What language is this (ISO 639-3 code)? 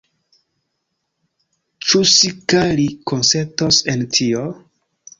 epo